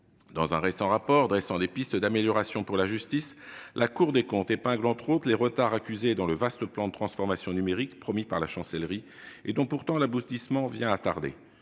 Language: French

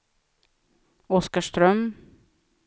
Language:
Swedish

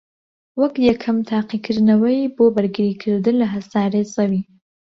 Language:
Central Kurdish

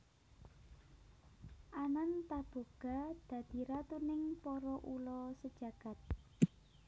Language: Javanese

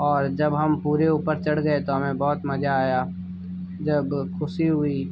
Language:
Hindi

